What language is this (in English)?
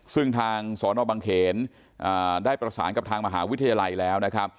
Thai